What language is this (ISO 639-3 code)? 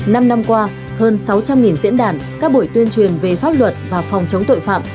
vie